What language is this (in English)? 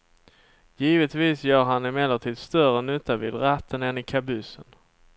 Swedish